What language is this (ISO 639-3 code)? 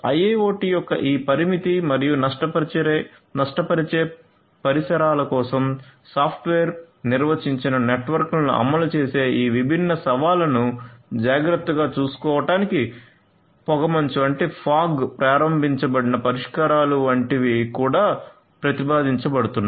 tel